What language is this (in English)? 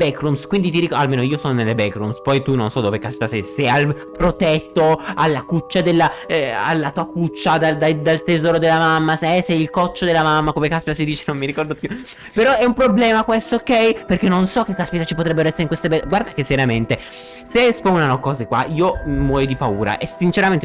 Italian